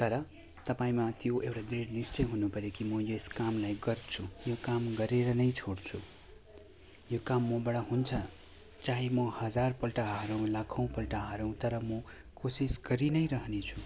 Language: Nepali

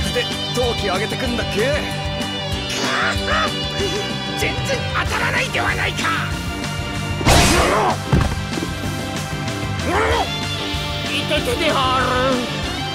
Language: Japanese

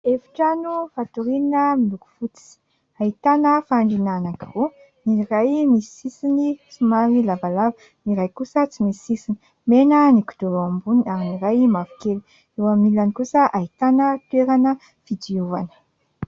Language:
Malagasy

